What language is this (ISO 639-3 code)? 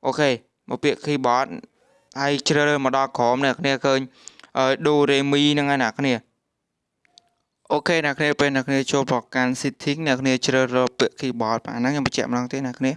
vie